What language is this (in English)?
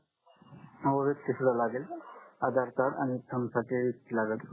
Marathi